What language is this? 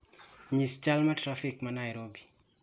Luo (Kenya and Tanzania)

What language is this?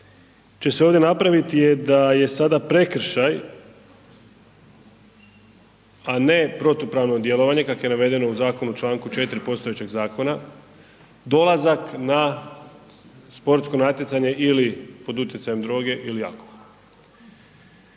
Croatian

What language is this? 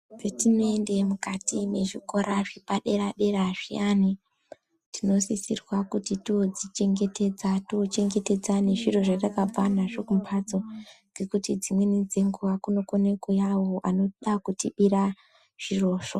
Ndau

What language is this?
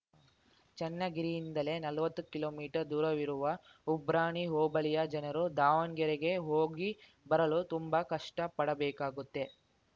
Kannada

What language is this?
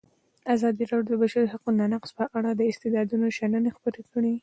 Pashto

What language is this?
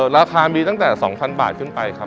Thai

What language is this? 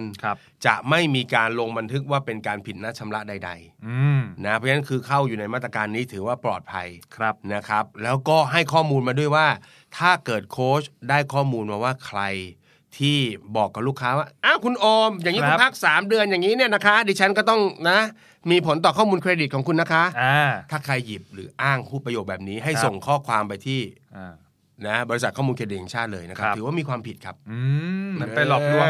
Thai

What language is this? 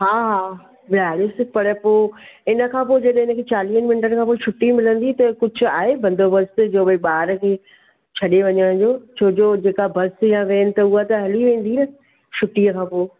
Sindhi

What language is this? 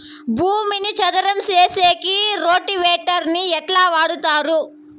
Telugu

